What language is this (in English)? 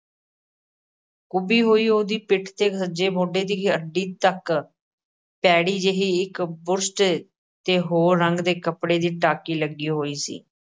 Punjabi